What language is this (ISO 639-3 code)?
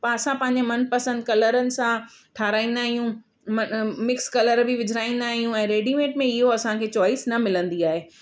snd